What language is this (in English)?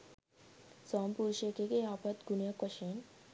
Sinhala